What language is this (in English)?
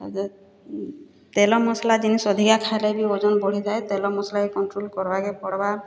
Odia